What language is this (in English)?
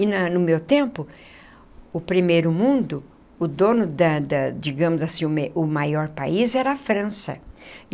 Portuguese